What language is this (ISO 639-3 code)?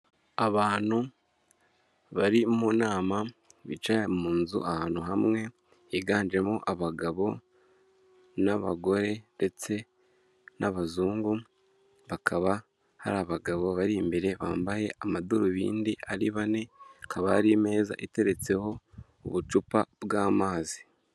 kin